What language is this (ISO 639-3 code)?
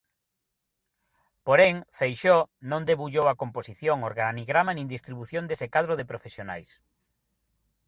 glg